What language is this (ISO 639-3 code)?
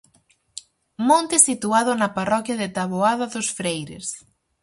glg